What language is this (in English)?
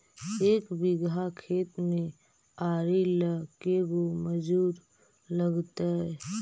Magahi